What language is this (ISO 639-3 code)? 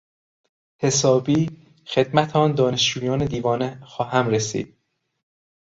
fas